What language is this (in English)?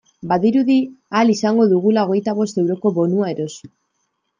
Basque